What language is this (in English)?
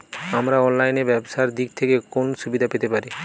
Bangla